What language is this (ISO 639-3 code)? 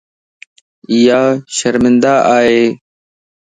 lss